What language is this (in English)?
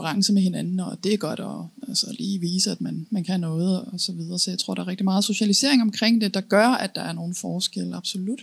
Danish